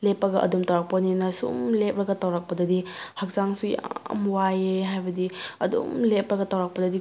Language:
Manipuri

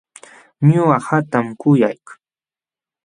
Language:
Jauja Wanca Quechua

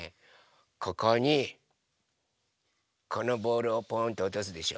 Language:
Japanese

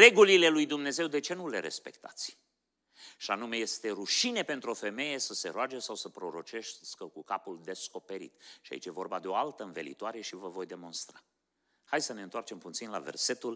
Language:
Romanian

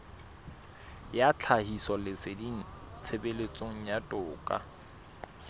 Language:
Southern Sotho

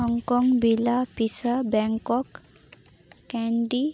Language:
Santali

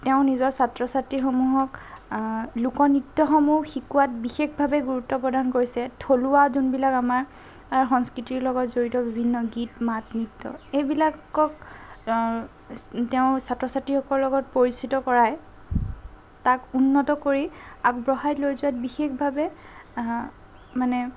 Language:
Assamese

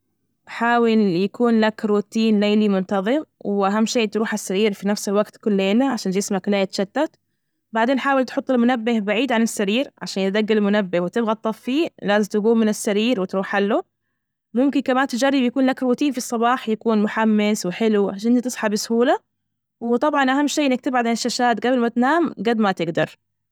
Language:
Najdi Arabic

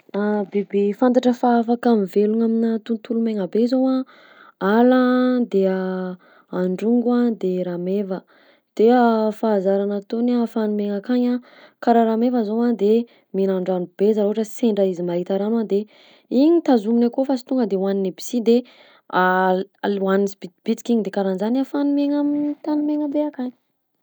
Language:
Southern Betsimisaraka Malagasy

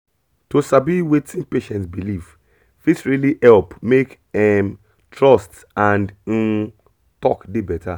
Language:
Nigerian Pidgin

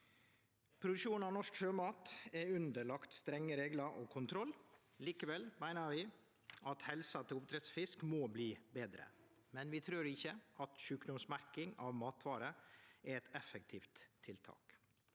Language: Norwegian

